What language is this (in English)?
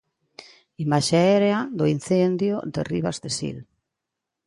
Galician